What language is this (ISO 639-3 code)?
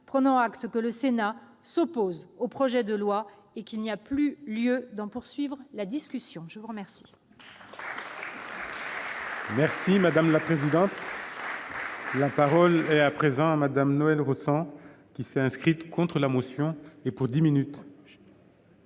fra